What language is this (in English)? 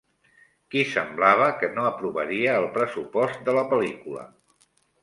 Catalan